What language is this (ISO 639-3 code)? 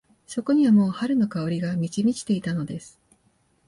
jpn